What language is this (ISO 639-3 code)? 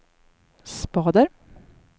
swe